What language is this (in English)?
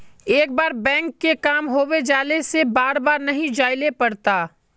Magahi